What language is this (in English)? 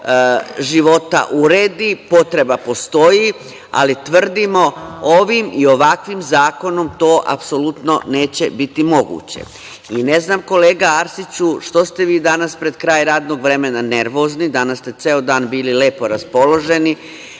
Serbian